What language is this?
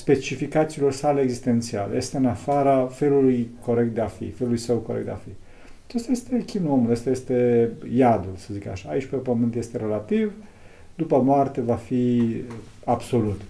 Romanian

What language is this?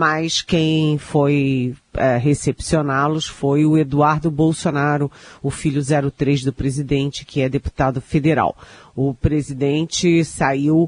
Portuguese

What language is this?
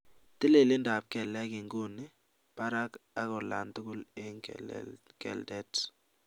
Kalenjin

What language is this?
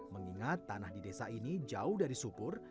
Indonesian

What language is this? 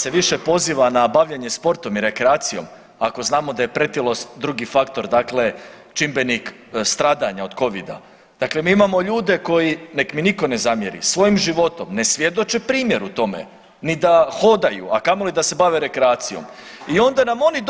Croatian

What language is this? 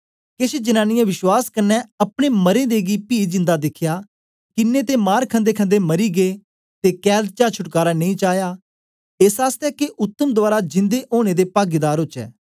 Dogri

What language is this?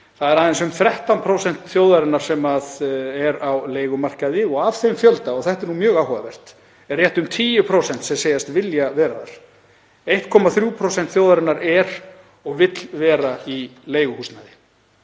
Icelandic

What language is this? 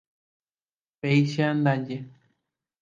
Guarani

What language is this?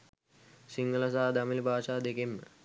Sinhala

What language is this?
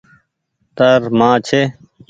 Goaria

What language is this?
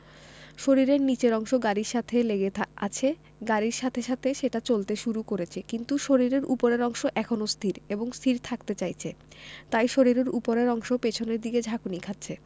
Bangla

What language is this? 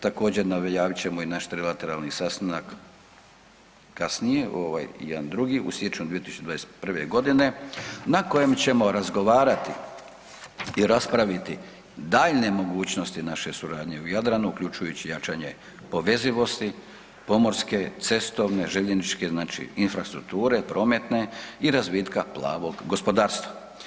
Croatian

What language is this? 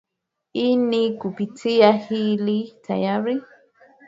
Swahili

